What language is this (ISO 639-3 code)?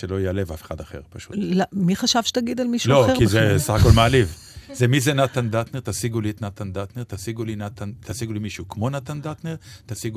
heb